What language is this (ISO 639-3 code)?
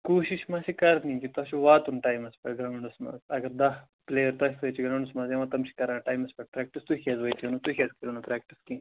kas